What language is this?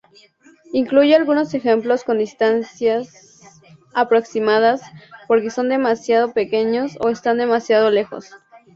Spanish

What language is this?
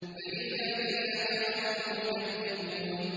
Arabic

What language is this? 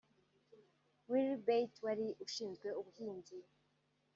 Kinyarwanda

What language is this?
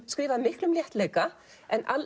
Icelandic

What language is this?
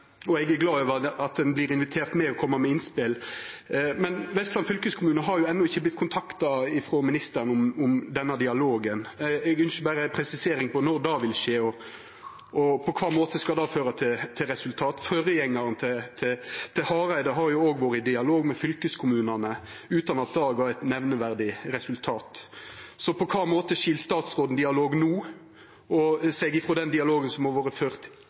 Norwegian Nynorsk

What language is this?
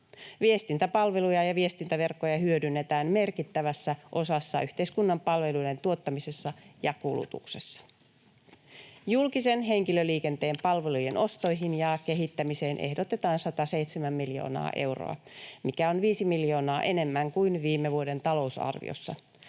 Finnish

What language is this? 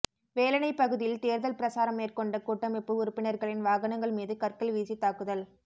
Tamil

